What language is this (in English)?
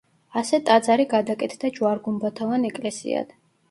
Georgian